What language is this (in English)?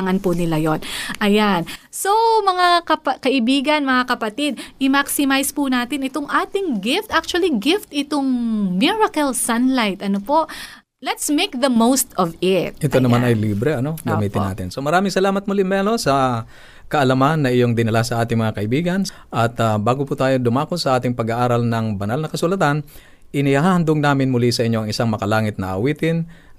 Filipino